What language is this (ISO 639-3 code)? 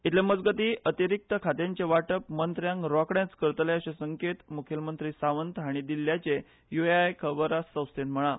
kok